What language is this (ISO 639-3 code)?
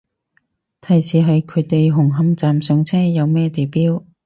yue